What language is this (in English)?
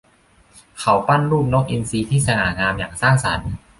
Thai